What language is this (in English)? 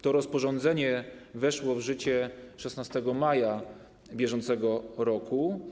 Polish